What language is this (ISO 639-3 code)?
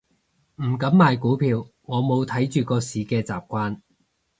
yue